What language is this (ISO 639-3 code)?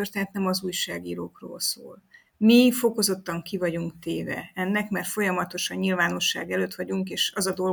hun